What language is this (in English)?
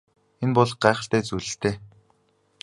Mongolian